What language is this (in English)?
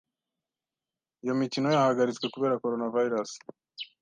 Kinyarwanda